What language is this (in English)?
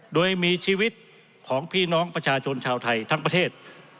Thai